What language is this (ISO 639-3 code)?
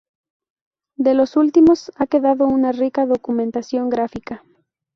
spa